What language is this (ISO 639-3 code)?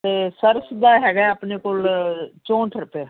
pan